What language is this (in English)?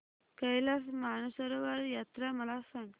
Marathi